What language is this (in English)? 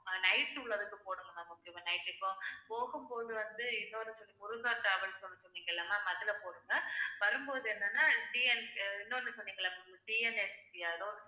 Tamil